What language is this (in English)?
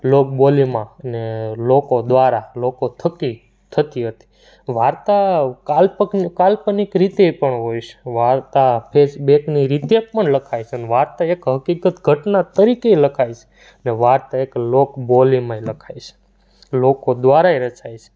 Gujarati